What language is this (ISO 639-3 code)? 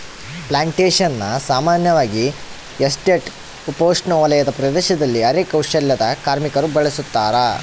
kan